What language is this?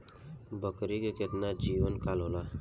Bhojpuri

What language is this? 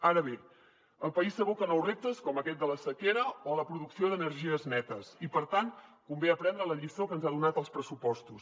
Catalan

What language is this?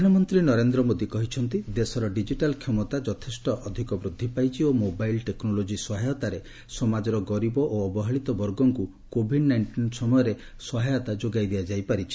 Odia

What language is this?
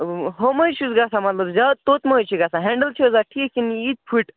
Kashmiri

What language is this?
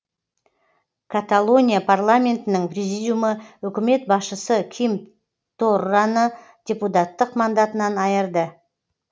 Kazakh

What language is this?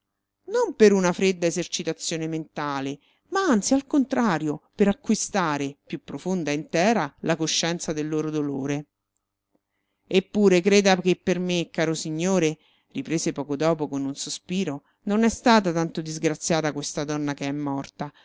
Italian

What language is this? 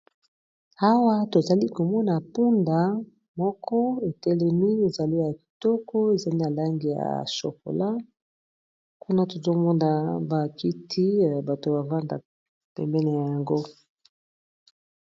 Lingala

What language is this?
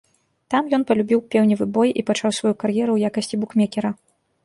Belarusian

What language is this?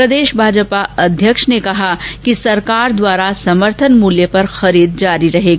Hindi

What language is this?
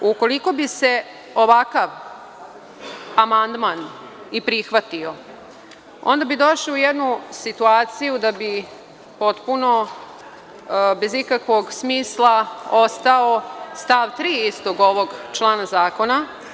Serbian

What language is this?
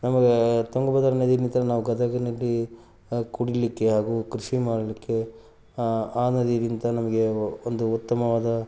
Kannada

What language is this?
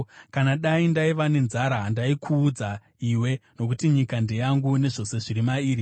Shona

